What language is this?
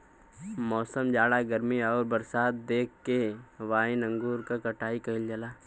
Bhojpuri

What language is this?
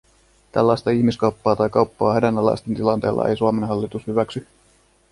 Finnish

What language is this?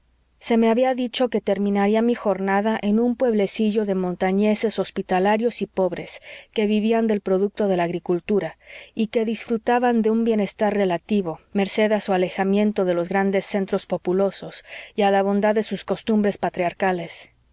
Spanish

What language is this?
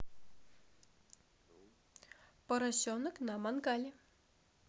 Russian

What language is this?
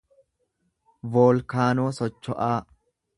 Oromo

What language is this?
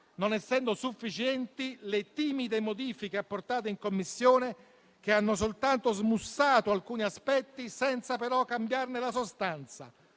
Italian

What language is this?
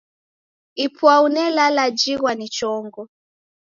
Taita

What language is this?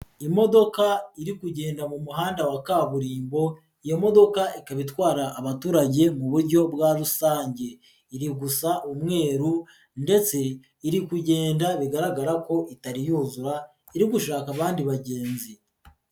Kinyarwanda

